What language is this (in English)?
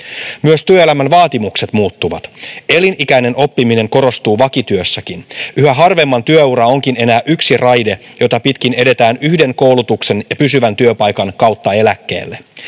Finnish